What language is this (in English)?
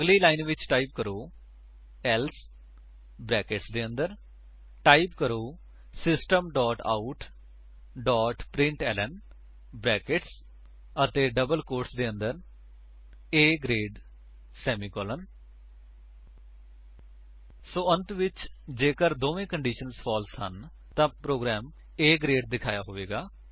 Punjabi